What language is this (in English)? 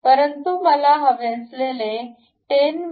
Marathi